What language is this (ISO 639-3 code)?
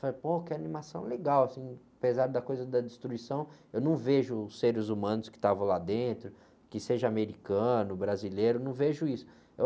por